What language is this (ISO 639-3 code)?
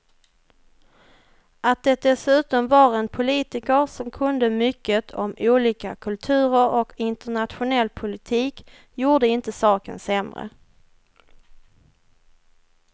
swe